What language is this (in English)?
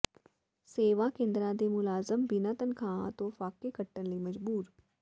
Punjabi